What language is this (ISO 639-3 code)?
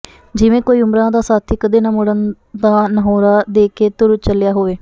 pan